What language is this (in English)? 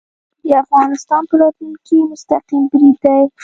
Pashto